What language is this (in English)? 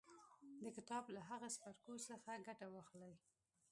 Pashto